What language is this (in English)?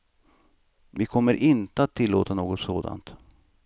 Swedish